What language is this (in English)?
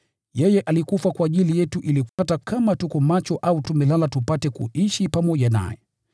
Swahili